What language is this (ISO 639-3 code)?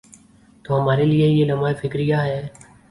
urd